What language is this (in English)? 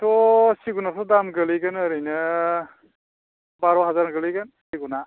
Bodo